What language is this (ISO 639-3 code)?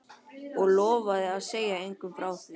isl